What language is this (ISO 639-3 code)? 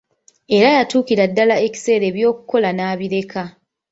lug